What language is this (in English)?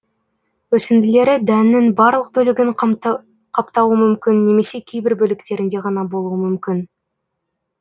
Kazakh